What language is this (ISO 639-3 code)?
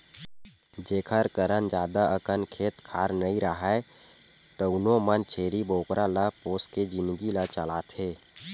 hne